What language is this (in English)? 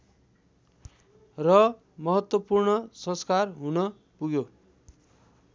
Nepali